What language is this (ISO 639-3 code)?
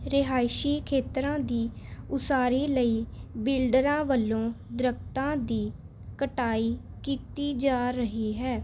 pan